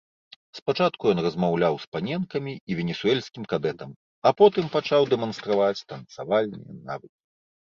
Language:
Belarusian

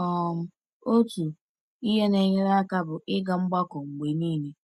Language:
Igbo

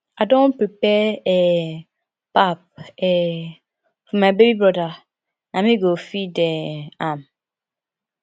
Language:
Nigerian Pidgin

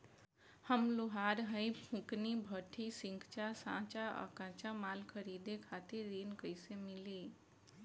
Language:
Bhojpuri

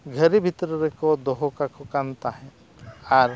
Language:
Santali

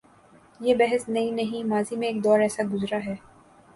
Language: Urdu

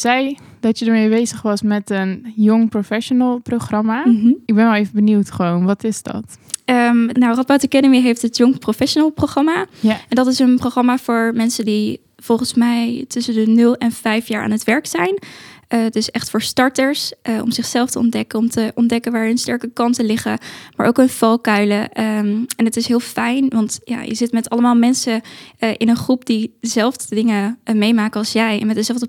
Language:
Dutch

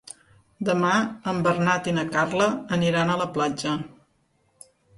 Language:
Catalan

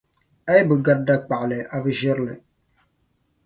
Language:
Dagbani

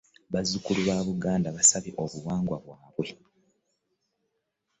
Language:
Ganda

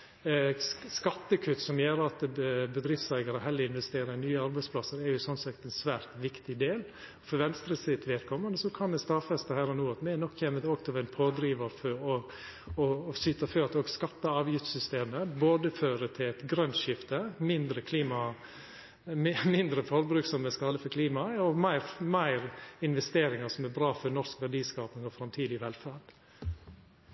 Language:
Norwegian Nynorsk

